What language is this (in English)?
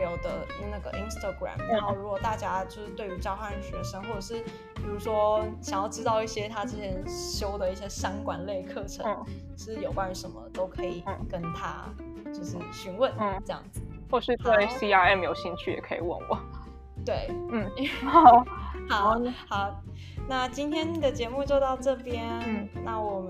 Chinese